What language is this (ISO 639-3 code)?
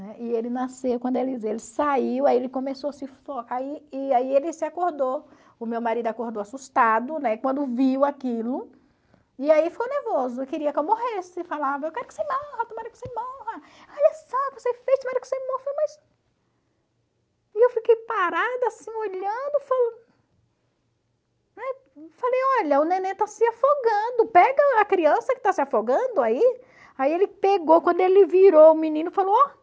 por